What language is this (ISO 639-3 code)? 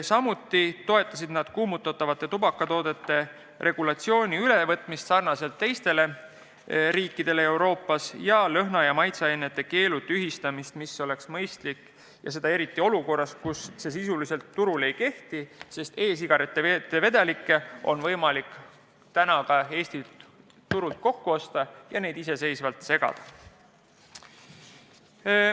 est